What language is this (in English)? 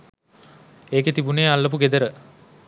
Sinhala